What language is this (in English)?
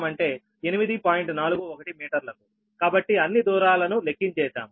Telugu